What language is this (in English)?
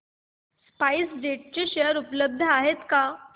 Marathi